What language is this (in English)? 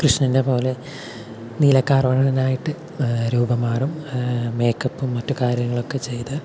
Malayalam